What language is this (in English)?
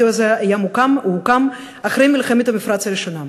Hebrew